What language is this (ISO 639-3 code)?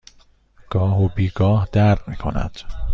fas